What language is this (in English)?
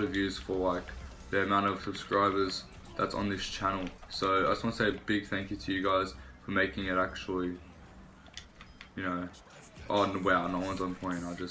English